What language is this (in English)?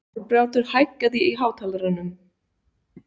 Icelandic